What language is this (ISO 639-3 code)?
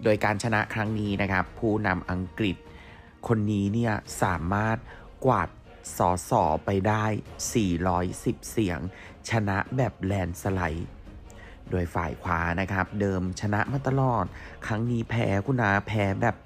tha